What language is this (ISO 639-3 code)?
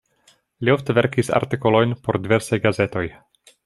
epo